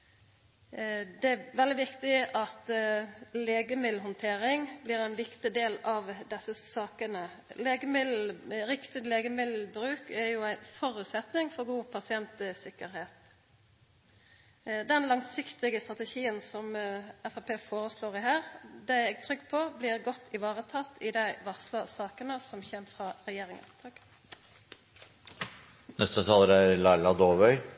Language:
Norwegian Nynorsk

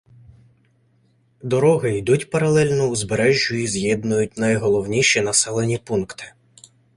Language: Ukrainian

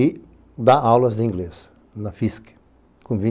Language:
Portuguese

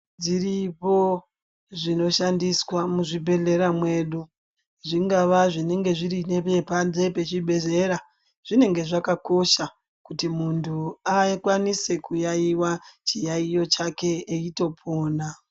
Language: Ndau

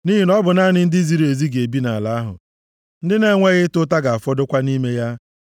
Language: Igbo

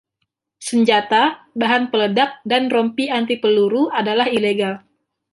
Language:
Indonesian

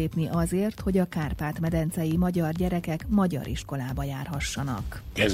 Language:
Hungarian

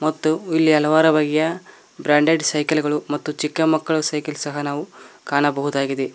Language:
Kannada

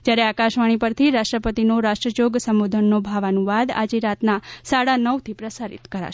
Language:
Gujarati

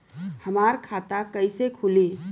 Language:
Bhojpuri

